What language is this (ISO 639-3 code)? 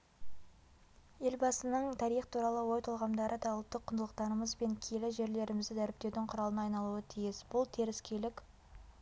kaz